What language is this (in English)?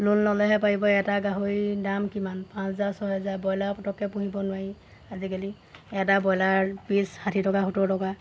Assamese